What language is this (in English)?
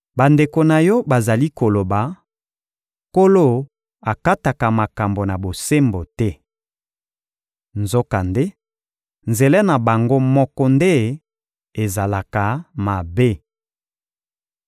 Lingala